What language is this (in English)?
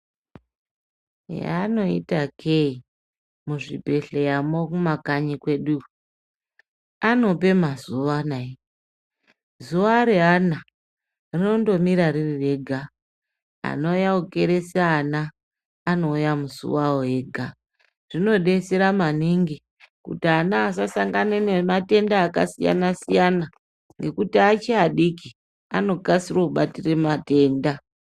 Ndau